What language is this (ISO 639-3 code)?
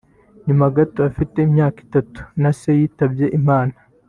kin